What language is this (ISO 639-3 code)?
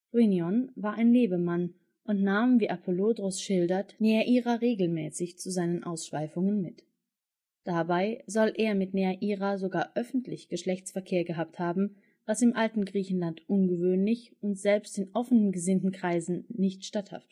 deu